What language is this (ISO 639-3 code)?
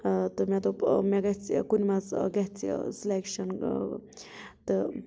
kas